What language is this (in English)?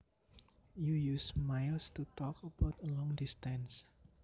Javanese